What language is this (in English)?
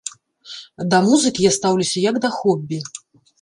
Belarusian